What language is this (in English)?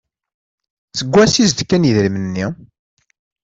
Kabyle